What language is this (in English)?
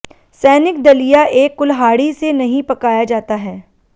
Hindi